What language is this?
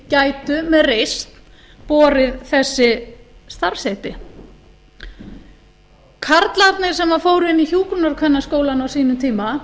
Icelandic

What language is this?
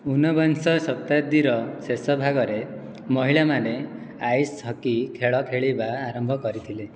Odia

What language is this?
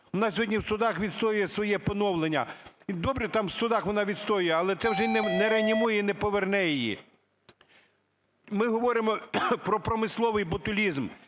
Ukrainian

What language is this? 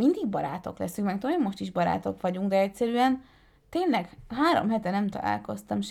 Hungarian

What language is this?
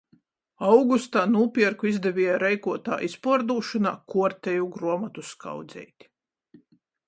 Latgalian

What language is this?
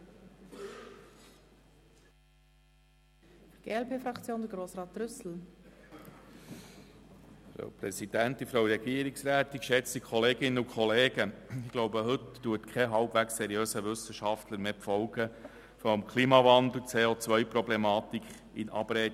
Swiss German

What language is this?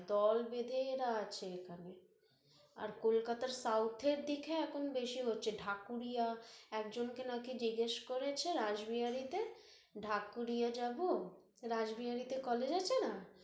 Bangla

